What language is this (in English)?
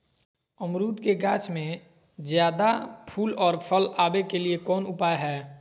Magahi